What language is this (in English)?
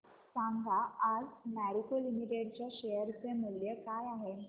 Marathi